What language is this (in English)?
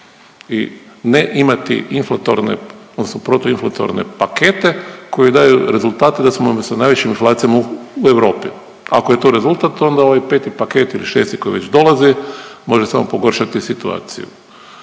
Croatian